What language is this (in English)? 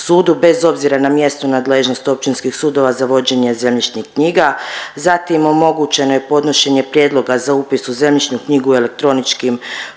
Croatian